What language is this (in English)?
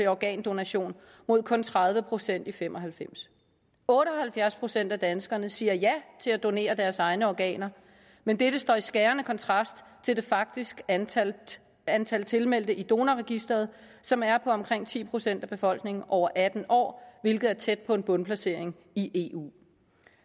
Danish